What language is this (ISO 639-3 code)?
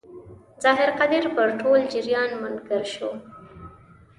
pus